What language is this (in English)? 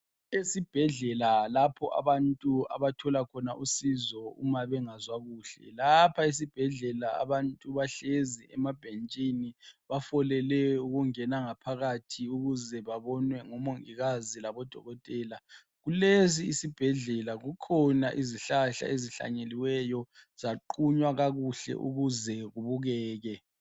North Ndebele